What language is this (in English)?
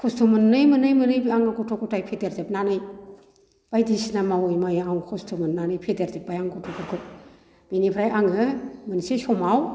Bodo